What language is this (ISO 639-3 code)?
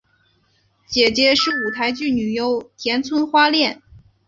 zho